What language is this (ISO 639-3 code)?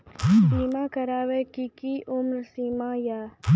mai